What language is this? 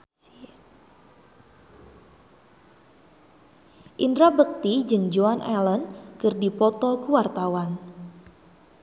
Sundanese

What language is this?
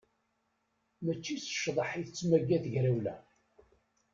Kabyle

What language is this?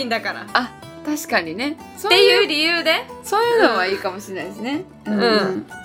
Japanese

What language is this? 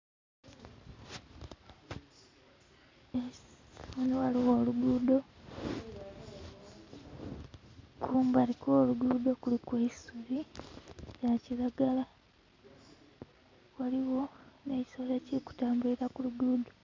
Soga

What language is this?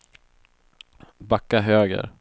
Swedish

